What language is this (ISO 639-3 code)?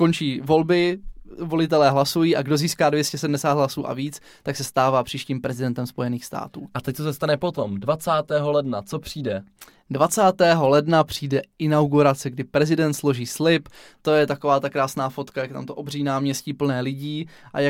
ces